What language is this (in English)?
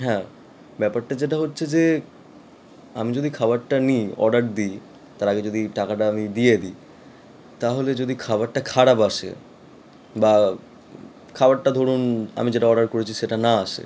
Bangla